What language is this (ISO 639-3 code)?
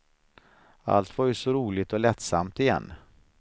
swe